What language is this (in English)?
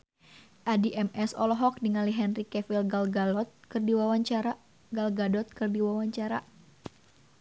Sundanese